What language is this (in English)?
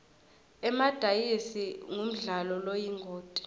Swati